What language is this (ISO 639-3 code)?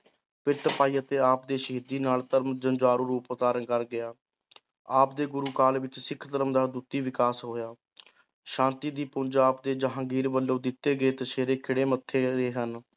pan